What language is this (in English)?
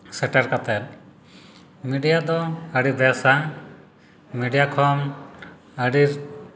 Santali